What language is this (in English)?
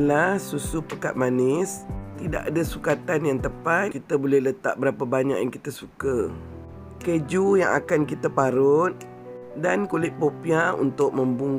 Malay